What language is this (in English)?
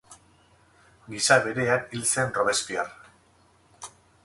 Basque